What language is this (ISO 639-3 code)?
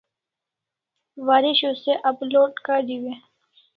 kls